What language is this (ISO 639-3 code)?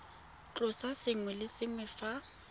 tsn